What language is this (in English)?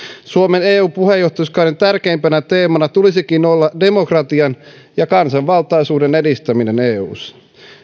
Finnish